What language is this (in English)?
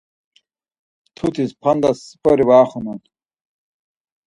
Laz